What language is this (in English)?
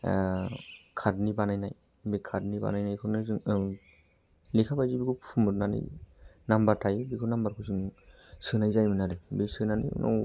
Bodo